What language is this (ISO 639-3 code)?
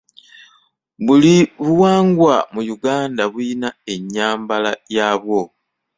lug